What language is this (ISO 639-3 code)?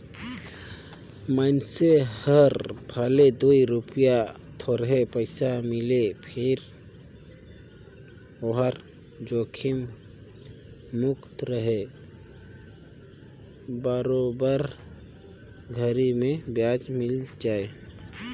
hne